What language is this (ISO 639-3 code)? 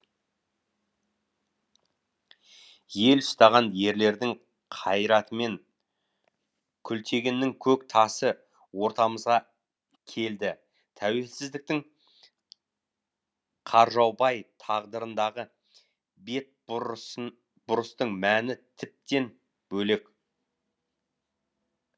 kaz